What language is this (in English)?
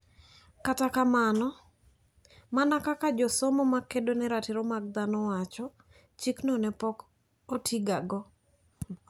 Luo (Kenya and Tanzania)